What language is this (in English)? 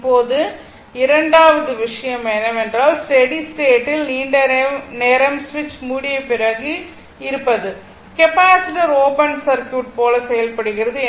Tamil